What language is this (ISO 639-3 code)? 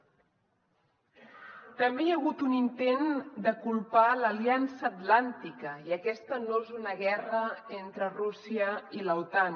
cat